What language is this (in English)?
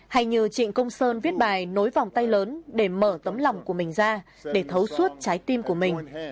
Vietnamese